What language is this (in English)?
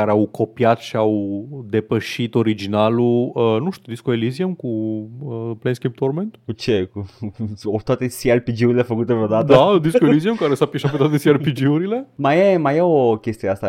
Romanian